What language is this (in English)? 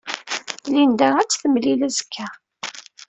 Kabyle